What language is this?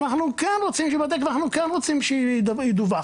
Hebrew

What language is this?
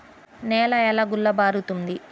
Telugu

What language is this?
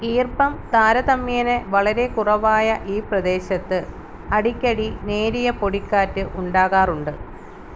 Malayalam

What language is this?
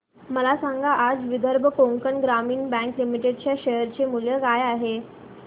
Marathi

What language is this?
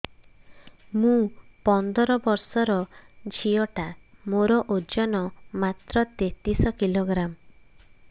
Odia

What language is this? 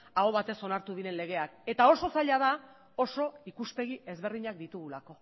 Basque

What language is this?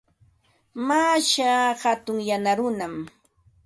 Ambo-Pasco Quechua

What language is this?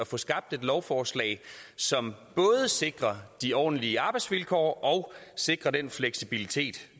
Danish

